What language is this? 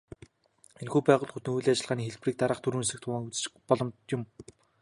Mongolian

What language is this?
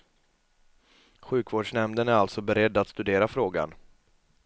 Swedish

